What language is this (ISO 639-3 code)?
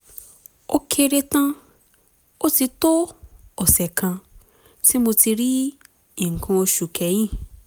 yor